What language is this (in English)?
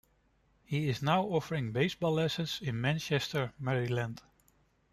English